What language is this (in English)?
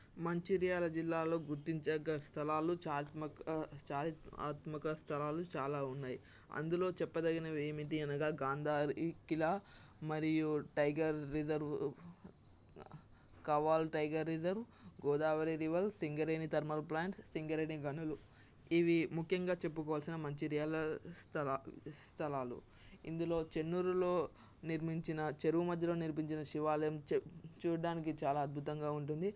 Telugu